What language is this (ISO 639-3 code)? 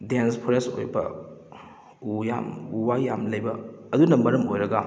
mni